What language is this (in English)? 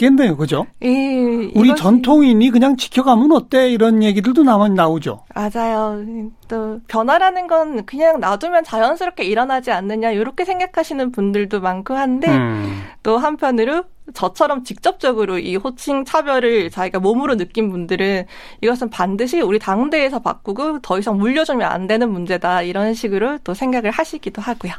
Korean